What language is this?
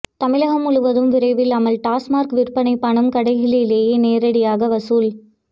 Tamil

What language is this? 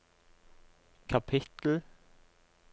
Norwegian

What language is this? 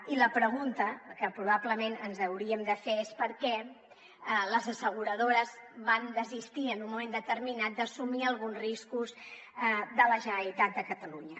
Catalan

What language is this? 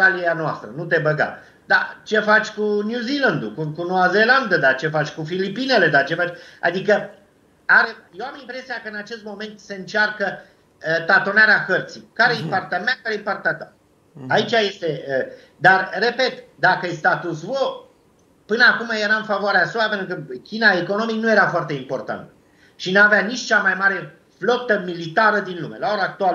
Romanian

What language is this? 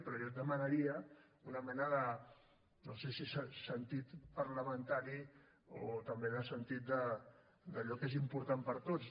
Catalan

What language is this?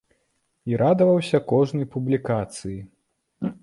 Belarusian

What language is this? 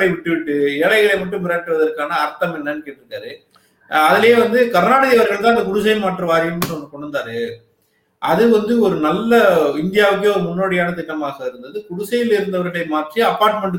Tamil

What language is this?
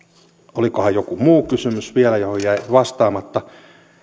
Finnish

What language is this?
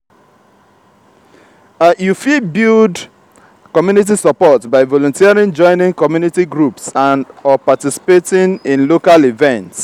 Nigerian Pidgin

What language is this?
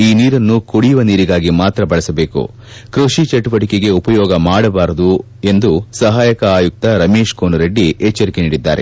Kannada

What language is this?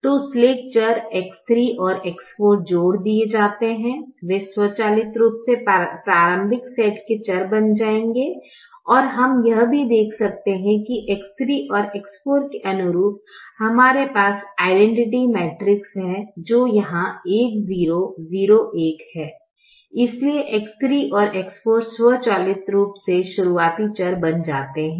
Hindi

